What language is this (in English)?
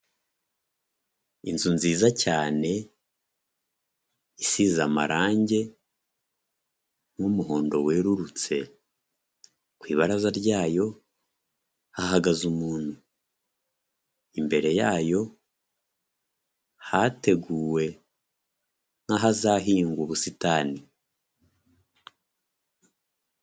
Kinyarwanda